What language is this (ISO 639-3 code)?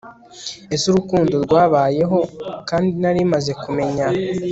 kin